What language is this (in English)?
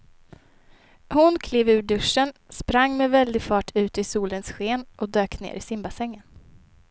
Swedish